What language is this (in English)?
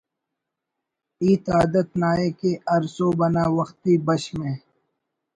Brahui